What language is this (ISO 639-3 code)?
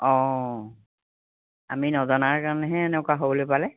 asm